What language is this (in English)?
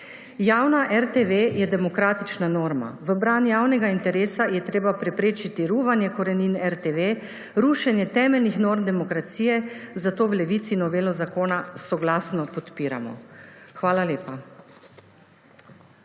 Slovenian